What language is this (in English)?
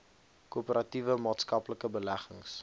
Afrikaans